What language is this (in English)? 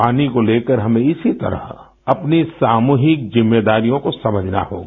Hindi